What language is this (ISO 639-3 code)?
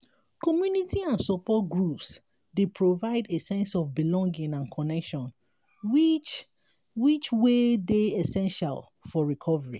pcm